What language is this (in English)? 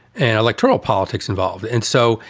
English